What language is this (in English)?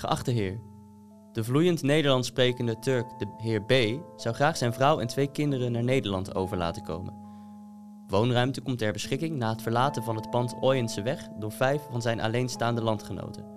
Dutch